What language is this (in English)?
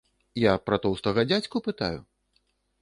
Belarusian